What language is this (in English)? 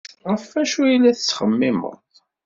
Kabyle